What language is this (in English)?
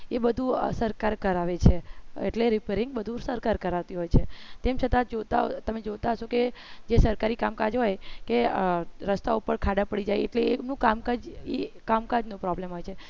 Gujarati